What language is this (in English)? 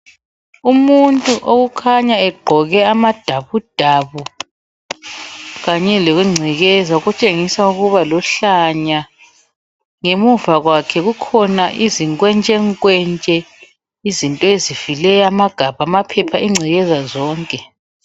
North Ndebele